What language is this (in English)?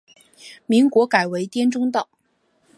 Chinese